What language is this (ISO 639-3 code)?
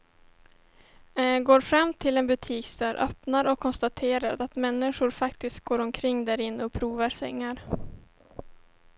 swe